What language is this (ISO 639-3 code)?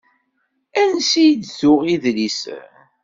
kab